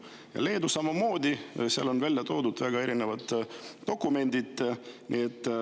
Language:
Estonian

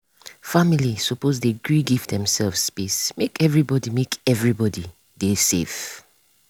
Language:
Nigerian Pidgin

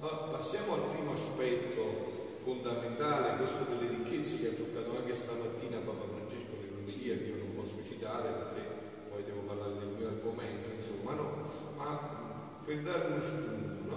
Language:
Italian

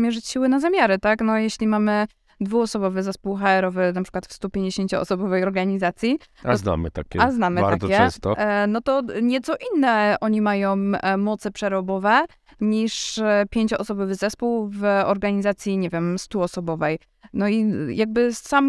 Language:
Polish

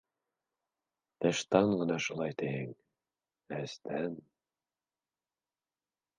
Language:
Bashkir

